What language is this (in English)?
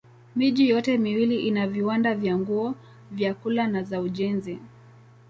Swahili